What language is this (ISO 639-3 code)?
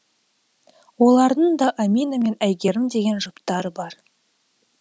kaz